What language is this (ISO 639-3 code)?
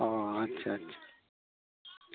sat